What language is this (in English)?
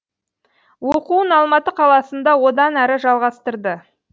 Kazakh